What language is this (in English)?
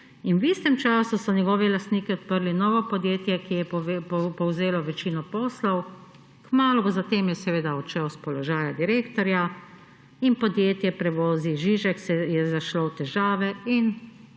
Slovenian